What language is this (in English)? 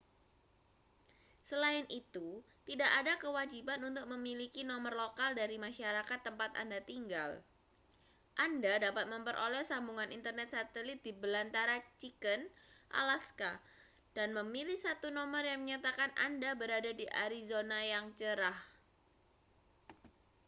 Indonesian